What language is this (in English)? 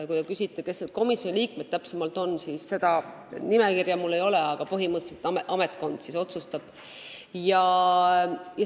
Estonian